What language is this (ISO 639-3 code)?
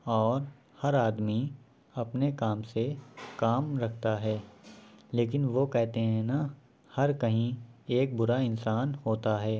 urd